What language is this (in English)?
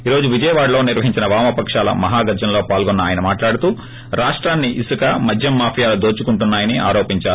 Telugu